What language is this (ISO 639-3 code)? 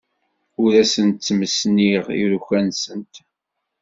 kab